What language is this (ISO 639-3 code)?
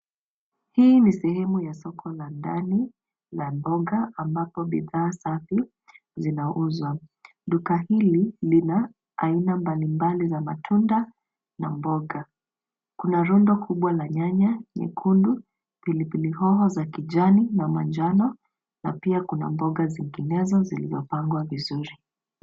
swa